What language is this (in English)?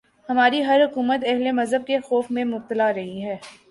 Urdu